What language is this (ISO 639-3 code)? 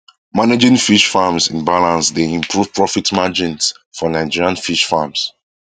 pcm